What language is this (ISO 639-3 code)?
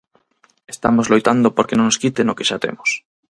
glg